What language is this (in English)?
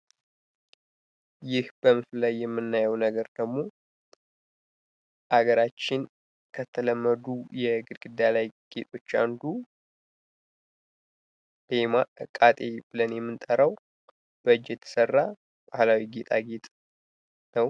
Amharic